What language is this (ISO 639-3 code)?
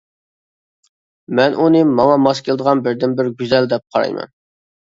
uig